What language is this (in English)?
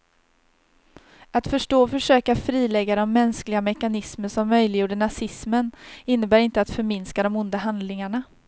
Swedish